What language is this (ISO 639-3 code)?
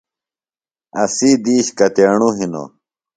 phl